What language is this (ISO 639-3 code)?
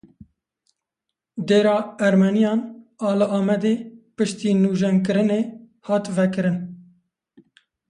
kur